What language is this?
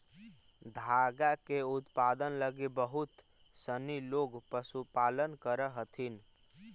Magahi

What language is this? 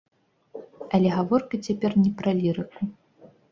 Belarusian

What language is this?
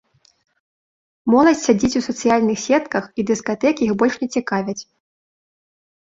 Belarusian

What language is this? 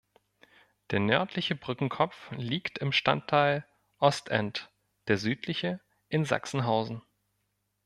German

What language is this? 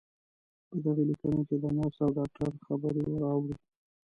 Pashto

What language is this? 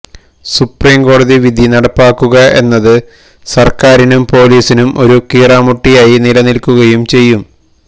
Malayalam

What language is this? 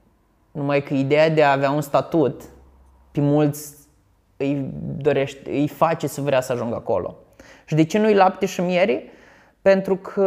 Romanian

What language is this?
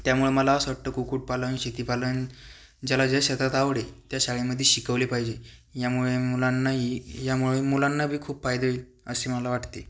Marathi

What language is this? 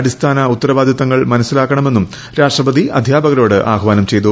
Malayalam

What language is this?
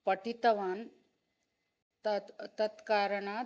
Sanskrit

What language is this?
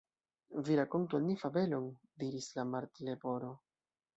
Esperanto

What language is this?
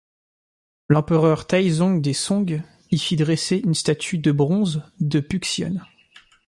French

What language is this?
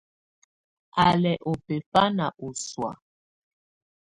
Tunen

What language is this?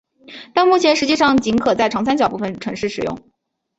Chinese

